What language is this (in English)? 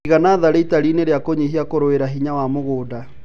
Kikuyu